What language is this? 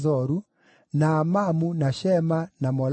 Kikuyu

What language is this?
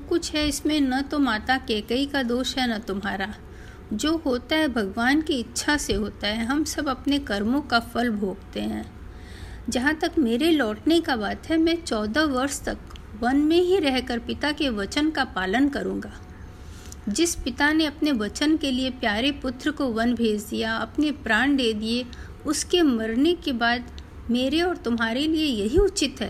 Hindi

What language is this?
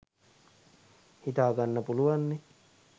Sinhala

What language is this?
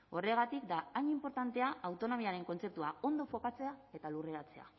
Basque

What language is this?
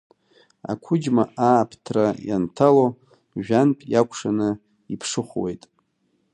Abkhazian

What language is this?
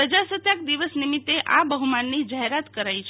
Gujarati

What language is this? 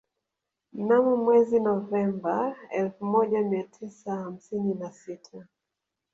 Swahili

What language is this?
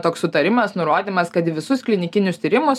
Lithuanian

